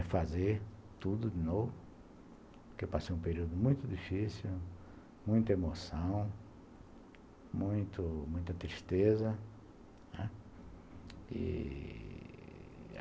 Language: Portuguese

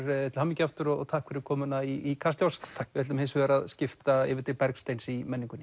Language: Icelandic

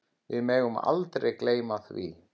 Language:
Icelandic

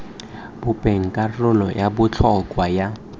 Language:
Tswana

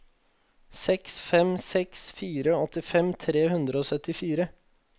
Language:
Norwegian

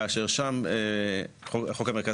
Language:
Hebrew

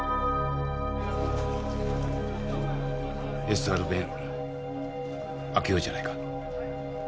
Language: Japanese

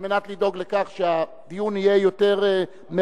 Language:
Hebrew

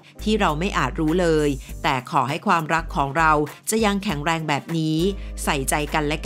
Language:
Thai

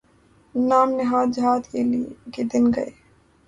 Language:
Urdu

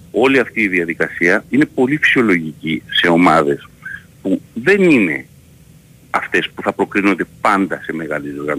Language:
Greek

